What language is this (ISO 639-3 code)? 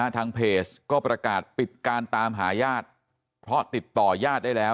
tha